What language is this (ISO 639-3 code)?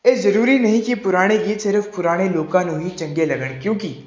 pan